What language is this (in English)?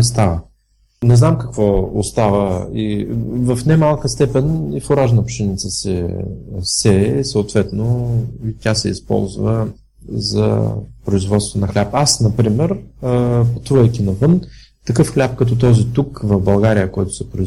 Bulgarian